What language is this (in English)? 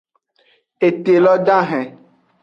Aja (Benin)